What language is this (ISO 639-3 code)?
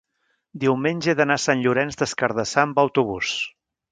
cat